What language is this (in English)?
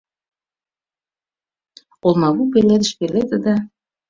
Mari